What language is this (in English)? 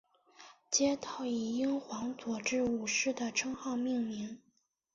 Chinese